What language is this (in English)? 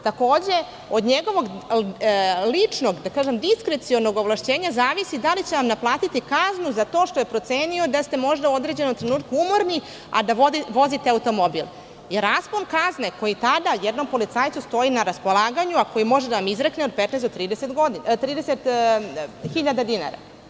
Serbian